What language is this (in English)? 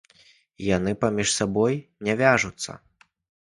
Belarusian